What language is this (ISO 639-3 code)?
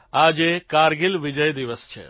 guj